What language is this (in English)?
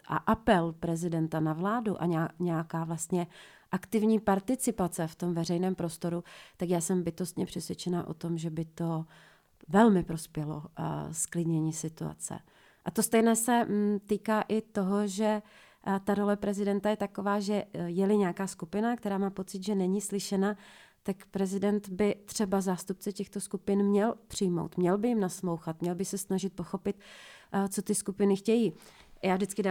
Czech